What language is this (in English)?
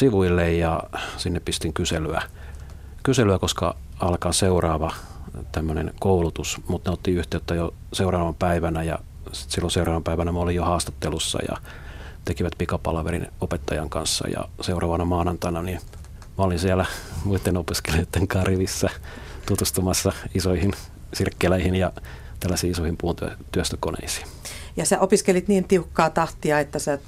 Finnish